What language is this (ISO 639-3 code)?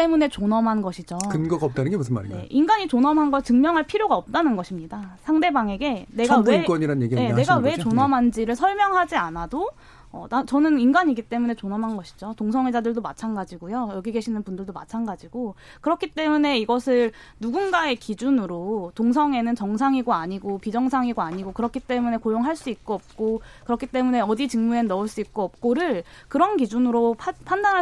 kor